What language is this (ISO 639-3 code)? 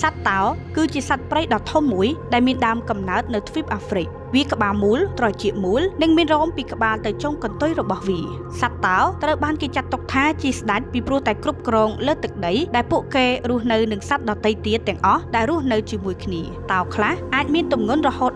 tha